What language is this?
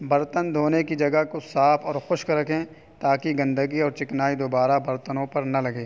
Urdu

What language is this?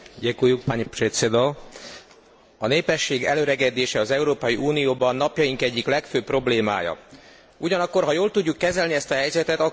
Hungarian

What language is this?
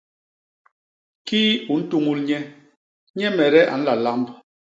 Basaa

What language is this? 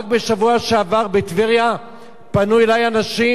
Hebrew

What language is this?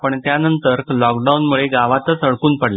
Marathi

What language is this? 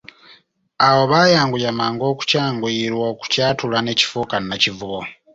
Ganda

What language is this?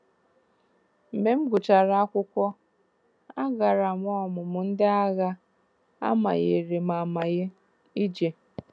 Igbo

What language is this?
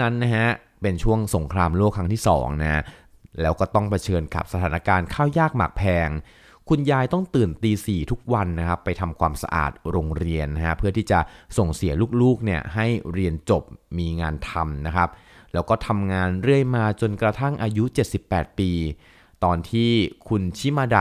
Thai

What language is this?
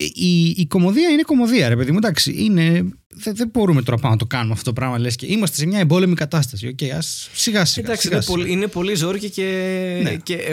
Greek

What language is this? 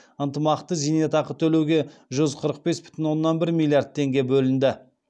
Kazakh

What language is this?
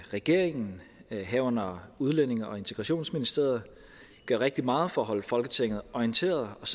Danish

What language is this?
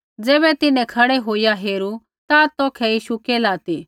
Kullu Pahari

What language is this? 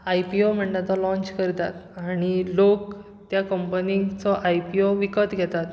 Konkani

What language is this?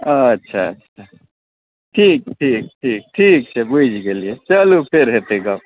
Maithili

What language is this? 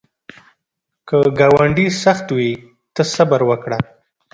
Pashto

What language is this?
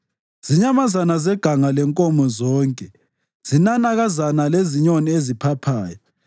North Ndebele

